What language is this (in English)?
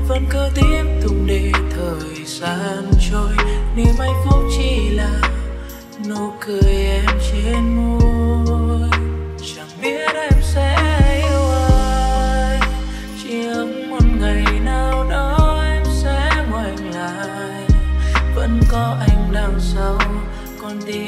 Vietnamese